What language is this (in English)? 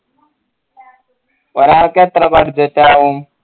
Malayalam